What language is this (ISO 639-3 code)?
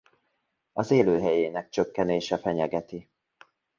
hun